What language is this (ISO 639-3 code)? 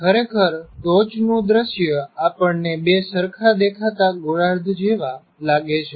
guj